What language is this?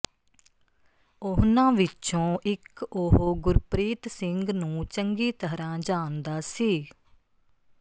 Punjabi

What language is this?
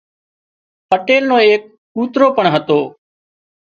Wadiyara Koli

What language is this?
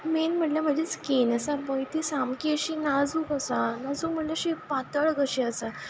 Konkani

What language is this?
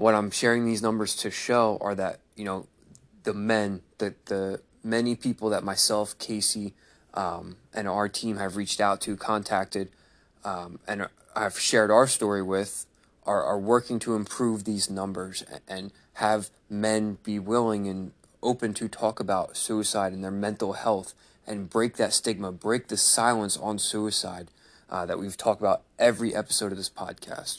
English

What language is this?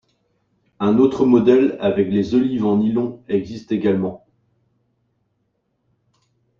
French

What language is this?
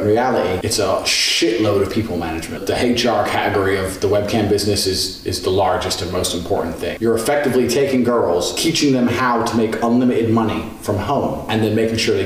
Bulgarian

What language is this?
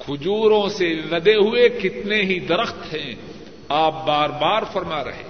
Urdu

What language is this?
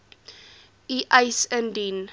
Afrikaans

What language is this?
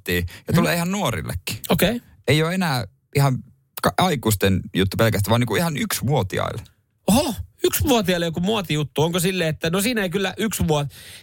Finnish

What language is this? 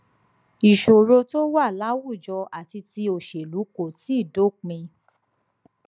Yoruba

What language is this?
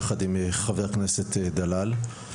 Hebrew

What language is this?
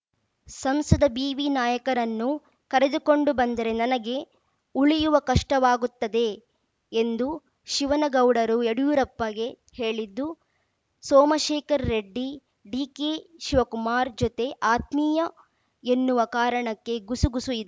Kannada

